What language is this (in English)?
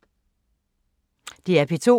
Danish